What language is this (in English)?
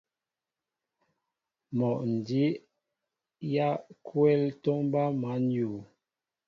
Mbo (Cameroon)